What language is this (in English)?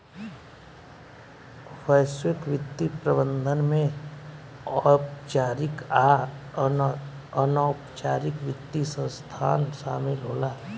Bhojpuri